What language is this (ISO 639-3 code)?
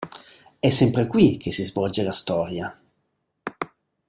ita